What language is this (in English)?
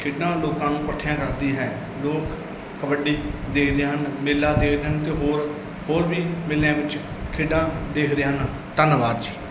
Punjabi